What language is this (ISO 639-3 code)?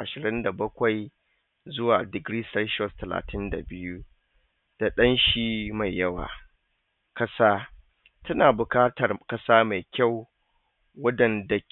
hau